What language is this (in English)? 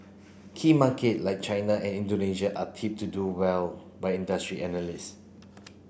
English